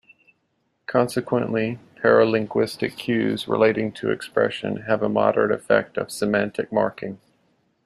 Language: English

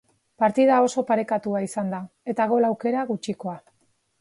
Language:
Basque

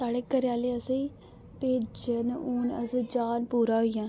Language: Dogri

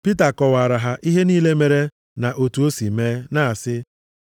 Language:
Igbo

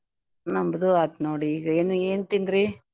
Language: Kannada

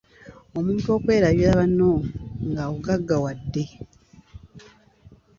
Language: Ganda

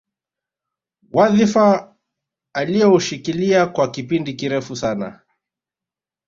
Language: Swahili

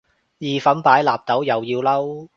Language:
Cantonese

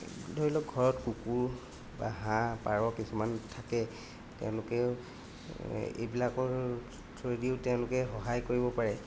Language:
Assamese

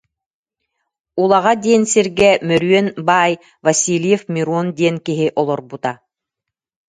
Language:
Yakut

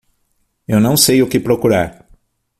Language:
Portuguese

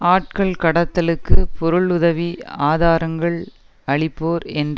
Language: Tamil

